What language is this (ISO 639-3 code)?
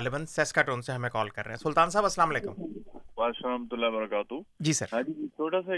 urd